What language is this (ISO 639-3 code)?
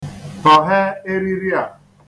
ibo